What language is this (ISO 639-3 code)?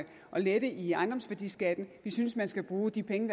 dan